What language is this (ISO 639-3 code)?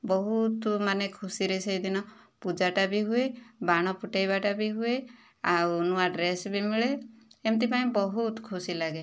ori